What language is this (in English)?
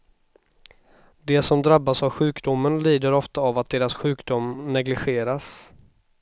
Swedish